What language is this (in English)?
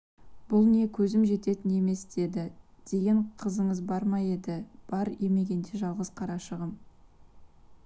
Kazakh